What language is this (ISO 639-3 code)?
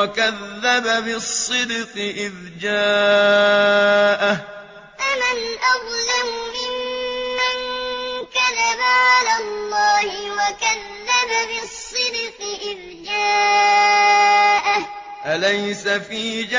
ara